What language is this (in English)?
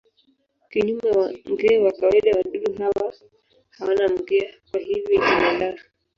Swahili